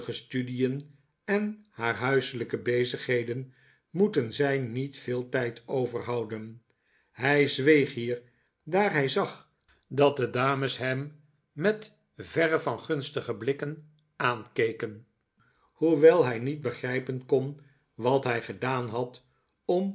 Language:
Dutch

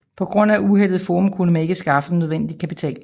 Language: Danish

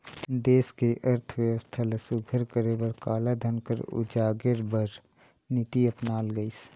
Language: Chhattisgarhi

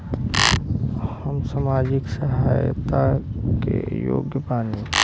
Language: Bhojpuri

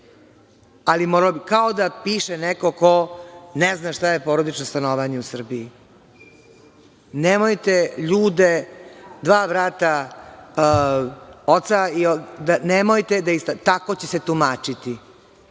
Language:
Serbian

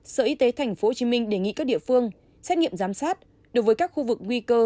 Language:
Vietnamese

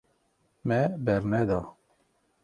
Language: Kurdish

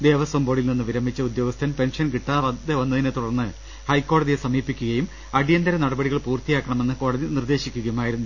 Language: Malayalam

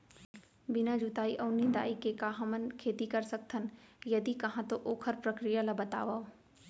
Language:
Chhattisgarhi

